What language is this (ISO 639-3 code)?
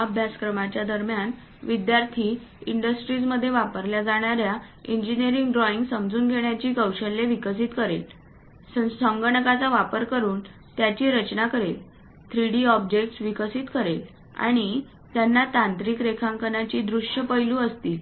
mar